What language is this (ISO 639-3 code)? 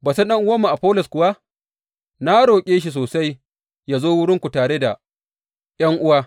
hau